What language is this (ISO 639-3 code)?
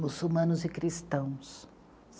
por